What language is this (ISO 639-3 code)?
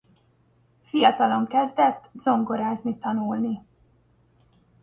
hun